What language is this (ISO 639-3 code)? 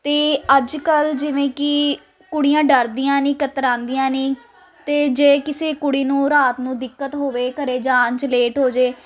pan